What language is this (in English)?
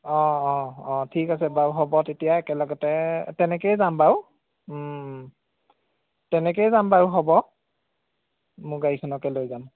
Assamese